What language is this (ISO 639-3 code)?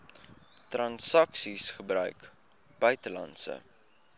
afr